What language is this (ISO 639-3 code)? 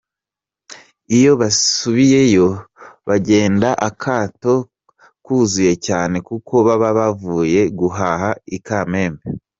kin